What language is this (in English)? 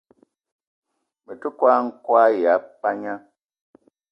Eton (Cameroon)